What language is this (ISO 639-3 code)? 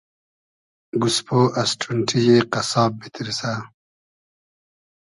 haz